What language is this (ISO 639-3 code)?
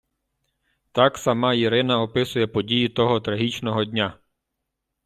ukr